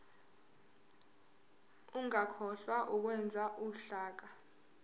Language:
Zulu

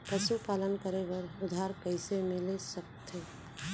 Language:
Chhattisgarhi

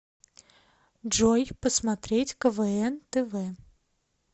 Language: Russian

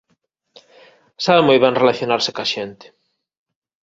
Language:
Galician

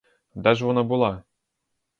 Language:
Ukrainian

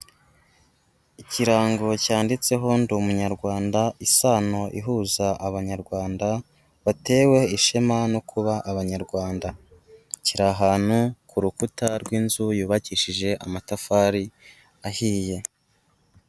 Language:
Kinyarwanda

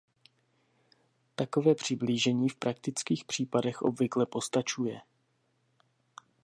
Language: Czech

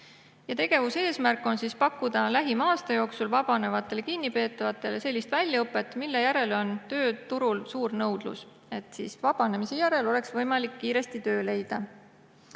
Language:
Estonian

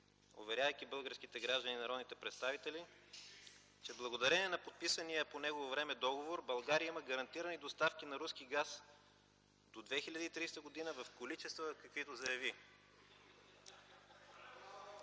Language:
Bulgarian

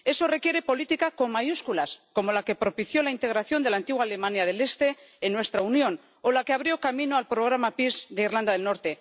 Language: Spanish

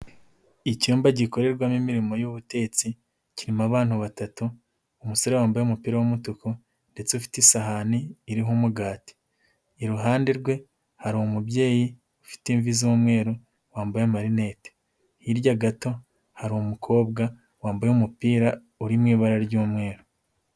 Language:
Kinyarwanda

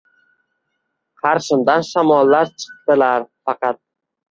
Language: Uzbek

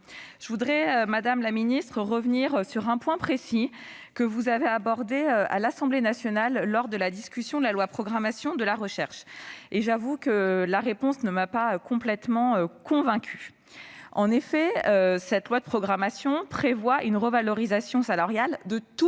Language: French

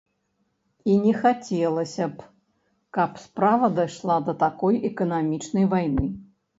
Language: Belarusian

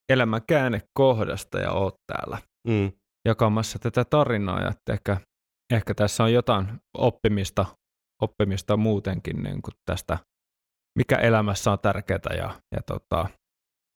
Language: Finnish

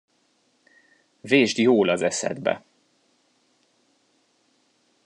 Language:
Hungarian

